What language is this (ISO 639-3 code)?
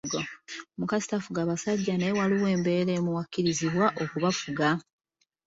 lug